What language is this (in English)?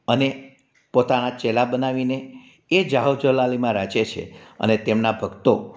Gujarati